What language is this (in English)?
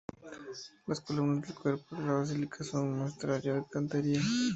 Spanish